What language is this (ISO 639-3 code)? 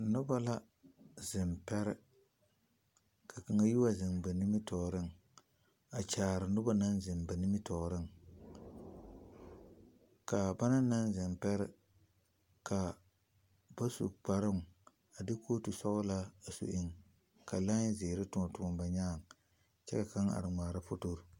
dga